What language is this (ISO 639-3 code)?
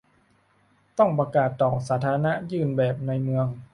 tha